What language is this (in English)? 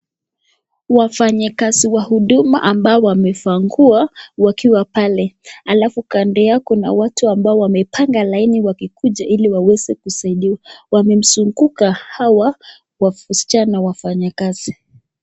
Swahili